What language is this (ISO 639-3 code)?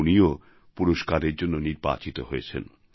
ben